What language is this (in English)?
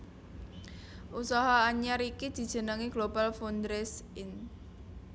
Javanese